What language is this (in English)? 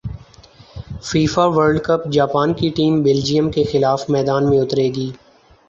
Urdu